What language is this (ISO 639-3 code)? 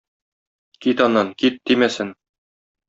tat